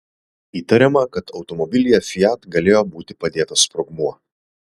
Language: Lithuanian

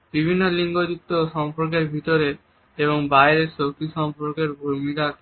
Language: Bangla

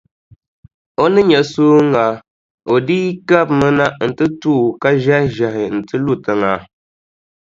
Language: Dagbani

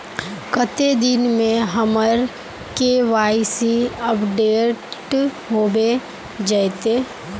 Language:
Magahi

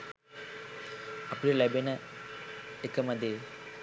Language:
Sinhala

